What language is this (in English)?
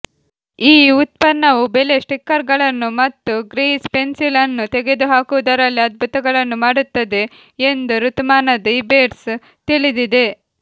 Kannada